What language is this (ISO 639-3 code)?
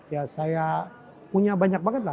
ind